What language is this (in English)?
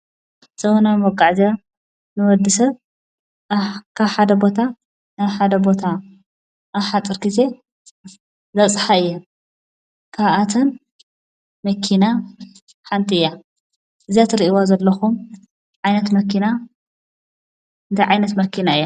Tigrinya